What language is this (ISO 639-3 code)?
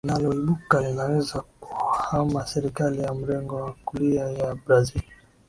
swa